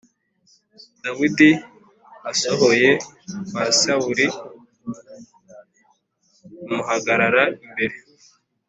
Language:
Kinyarwanda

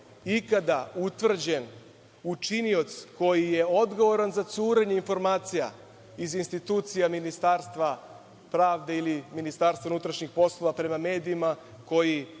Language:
Serbian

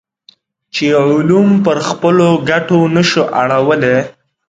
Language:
Pashto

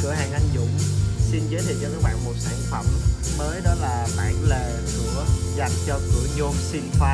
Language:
Vietnamese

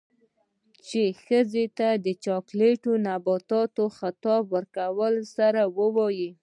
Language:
Pashto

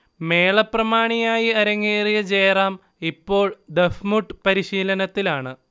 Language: Malayalam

